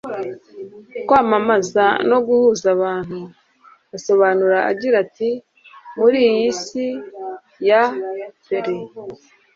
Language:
Kinyarwanda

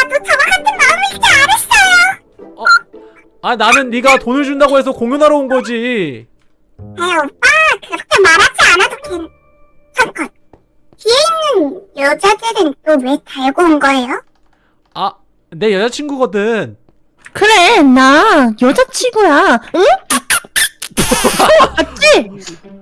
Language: Korean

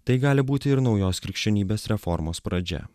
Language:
Lithuanian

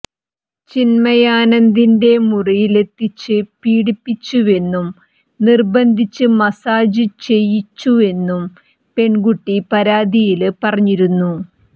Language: Malayalam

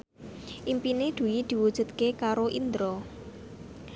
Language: Javanese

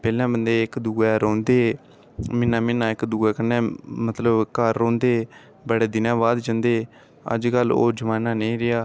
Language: Dogri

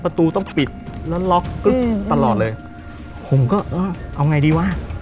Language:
Thai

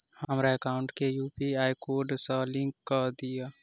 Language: Maithili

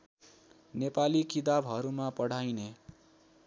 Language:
Nepali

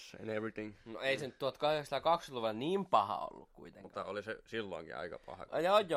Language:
Finnish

